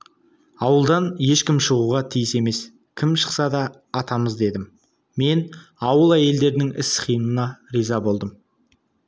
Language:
Kazakh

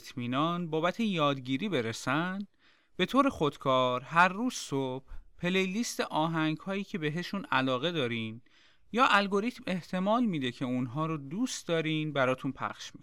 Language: Persian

